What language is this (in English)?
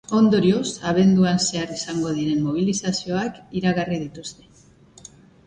Basque